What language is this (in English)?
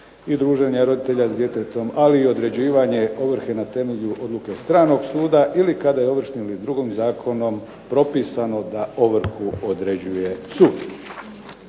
Croatian